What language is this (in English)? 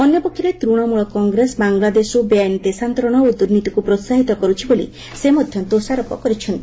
Odia